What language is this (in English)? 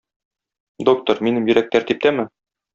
Tatar